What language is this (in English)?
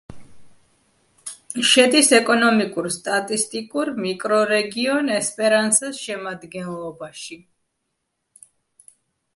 Georgian